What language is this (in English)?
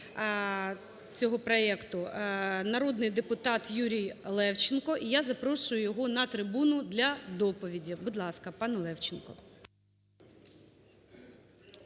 Ukrainian